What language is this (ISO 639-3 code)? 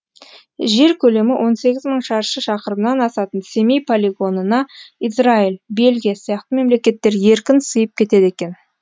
kaz